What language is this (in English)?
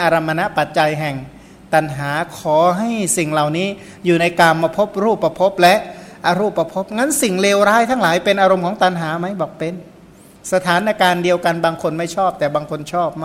Thai